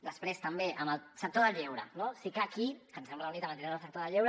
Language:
Catalan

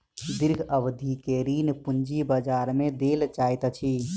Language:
Maithili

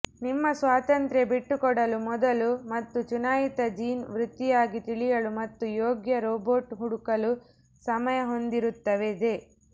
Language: Kannada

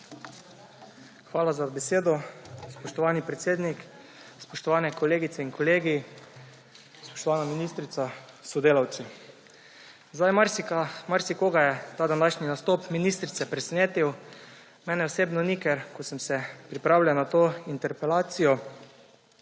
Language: Slovenian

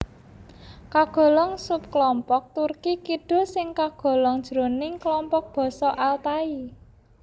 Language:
Javanese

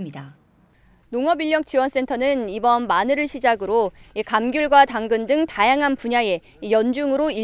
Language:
Korean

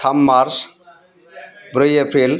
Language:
Bodo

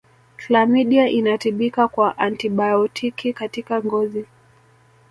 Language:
Swahili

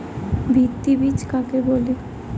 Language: Bangla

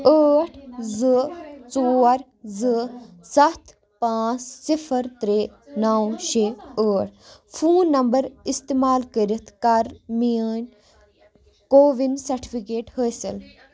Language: Kashmiri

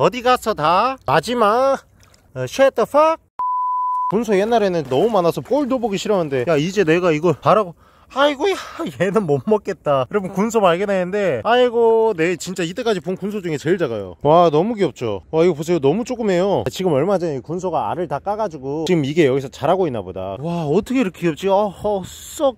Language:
Korean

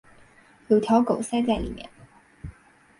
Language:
Chinese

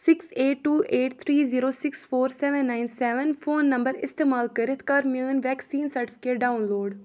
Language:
Kashmiri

